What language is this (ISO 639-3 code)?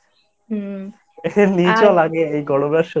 ben